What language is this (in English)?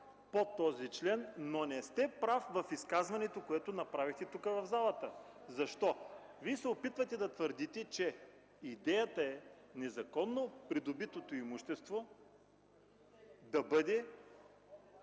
Bulgarian